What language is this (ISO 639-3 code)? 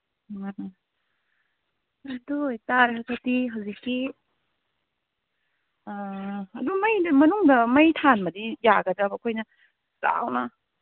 mni